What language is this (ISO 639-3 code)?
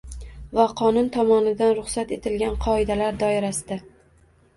uzb